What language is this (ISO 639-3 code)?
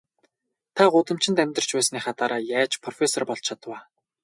mon